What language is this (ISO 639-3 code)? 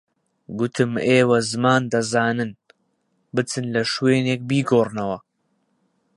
ckb